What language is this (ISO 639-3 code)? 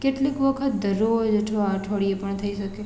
guj